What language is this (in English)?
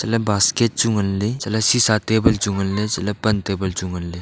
Wancho Naga